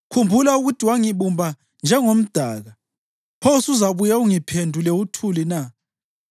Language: North Ndebele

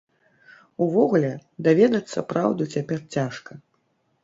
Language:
Belarusian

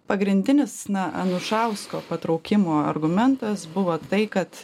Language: Lithuanian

